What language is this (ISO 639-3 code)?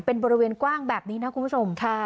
tha